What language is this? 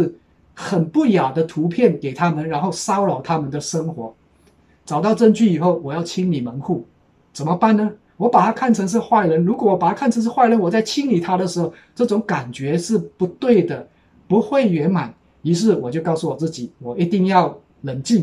Chinese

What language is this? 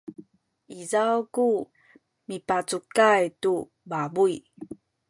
Sakizaya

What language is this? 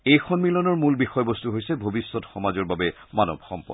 Assamese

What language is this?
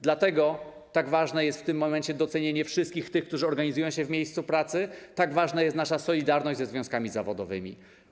Polish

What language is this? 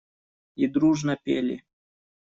Russian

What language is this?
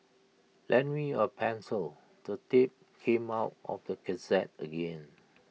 English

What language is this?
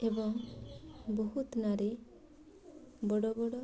Odia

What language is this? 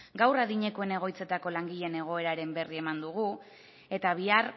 Basque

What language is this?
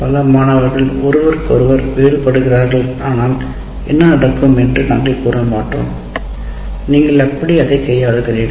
Tamil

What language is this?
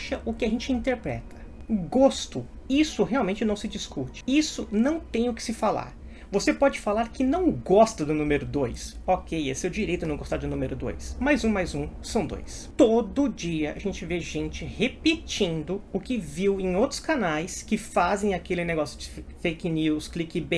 Portuguese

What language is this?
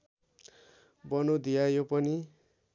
Nepali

